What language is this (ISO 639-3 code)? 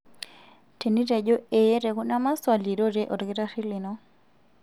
mas